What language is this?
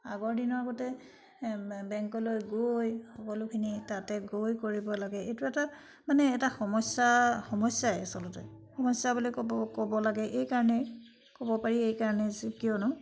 Assamese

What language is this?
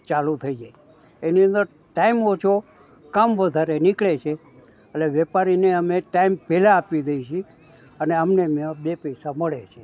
Gujarati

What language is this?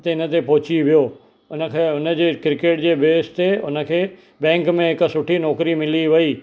Sindhi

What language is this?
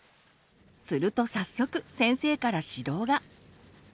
Japanese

